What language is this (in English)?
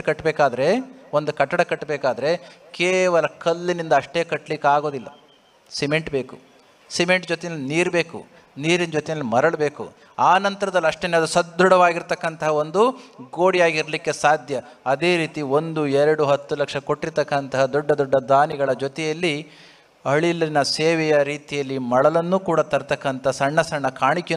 Kannada